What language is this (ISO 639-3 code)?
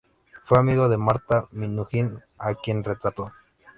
spa